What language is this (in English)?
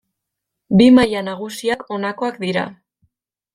Basque